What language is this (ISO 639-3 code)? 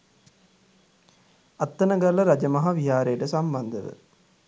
sin